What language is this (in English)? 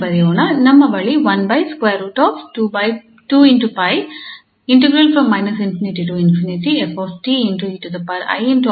Kannada